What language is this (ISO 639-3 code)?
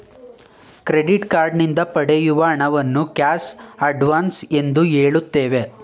kan